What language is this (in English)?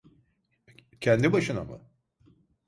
Turkish